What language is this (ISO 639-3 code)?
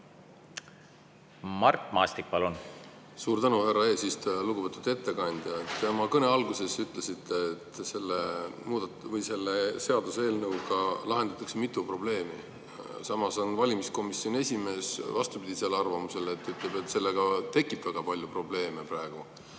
est